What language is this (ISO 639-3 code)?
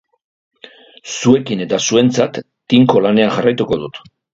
eus